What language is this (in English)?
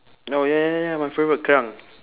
English